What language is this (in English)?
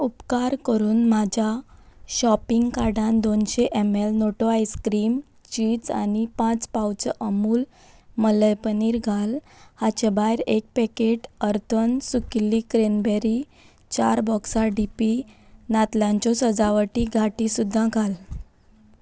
Konkani